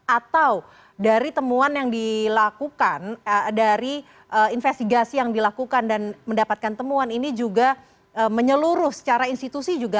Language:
Indonesian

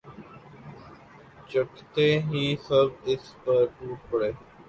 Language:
Urdu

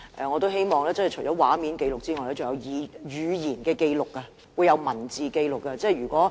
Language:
Cantonese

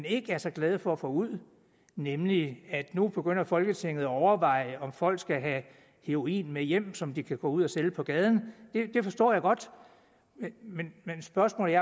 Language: Danish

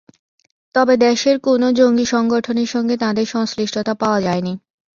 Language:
Bangla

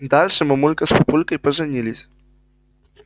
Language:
Russian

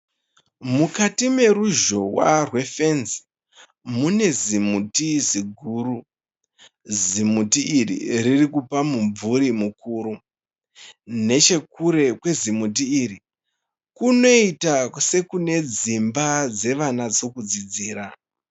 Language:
Shona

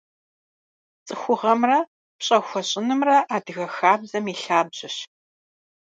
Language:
Kabardian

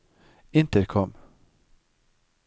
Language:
Norwegian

